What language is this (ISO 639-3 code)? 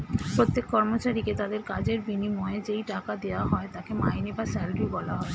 ben